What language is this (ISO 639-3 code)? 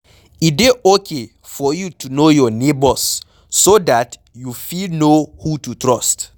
pcm